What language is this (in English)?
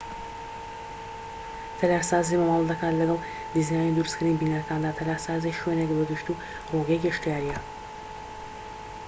Central Kurdish